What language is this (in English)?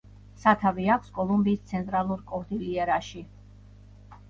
Georgian